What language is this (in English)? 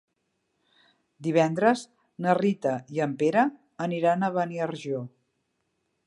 Catalan